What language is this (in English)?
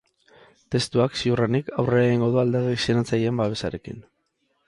Basque